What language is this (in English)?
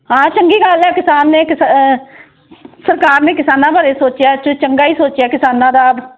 Punjabi